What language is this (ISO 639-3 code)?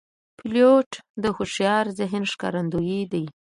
pus